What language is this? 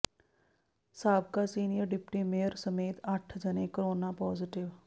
Punjabi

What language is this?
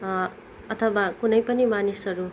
Nepali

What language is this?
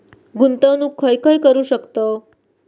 Marathi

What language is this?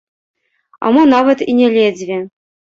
Belarusian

